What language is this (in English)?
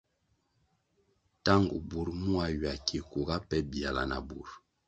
Kwasio